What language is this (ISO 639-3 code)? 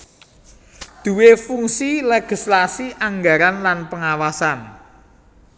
jav